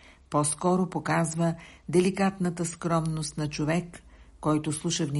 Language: Bulgarian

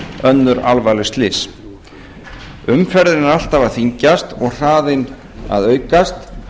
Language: Icelandic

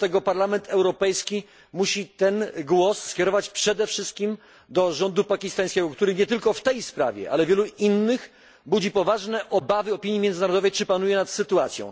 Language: Polish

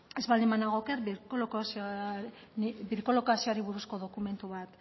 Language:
Basque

